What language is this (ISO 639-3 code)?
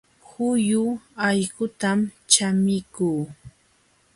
qxw